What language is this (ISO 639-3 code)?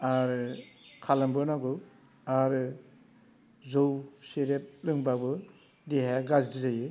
brx